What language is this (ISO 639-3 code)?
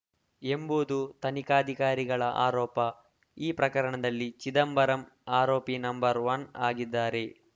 kan